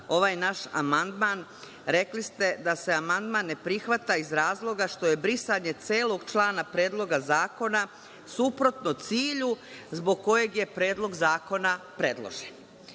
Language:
Serbian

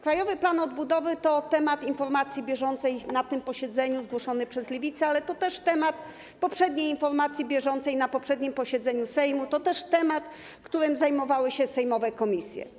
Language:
Polish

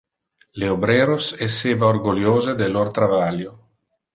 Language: Interlingua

